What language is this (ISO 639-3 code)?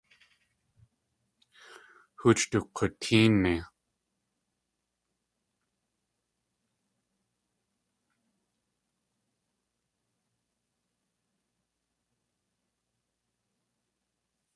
tli